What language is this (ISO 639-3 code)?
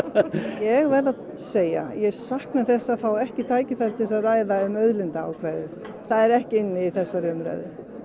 isl